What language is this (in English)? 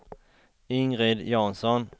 Swedish